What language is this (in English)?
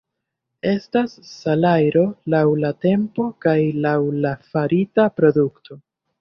Esperanto